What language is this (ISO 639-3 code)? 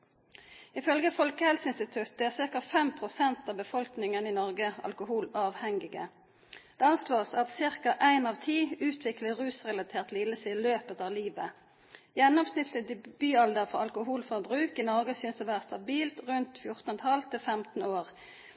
nob